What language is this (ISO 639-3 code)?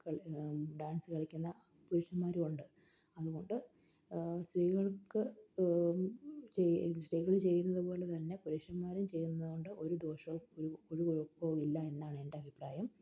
mal